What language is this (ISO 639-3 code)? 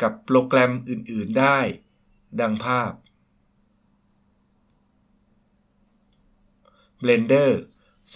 tha